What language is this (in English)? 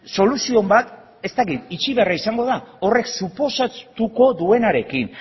Basque